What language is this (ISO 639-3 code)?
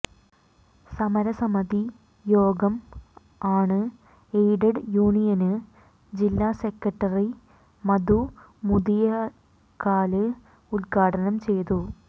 mal